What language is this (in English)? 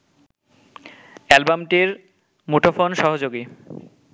Bangla